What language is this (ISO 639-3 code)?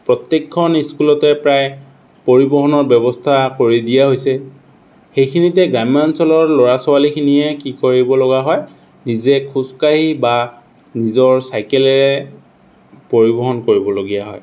asm